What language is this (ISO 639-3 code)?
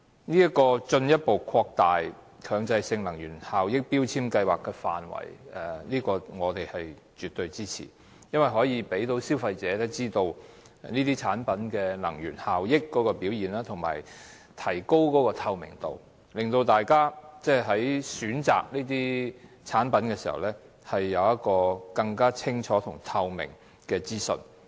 yue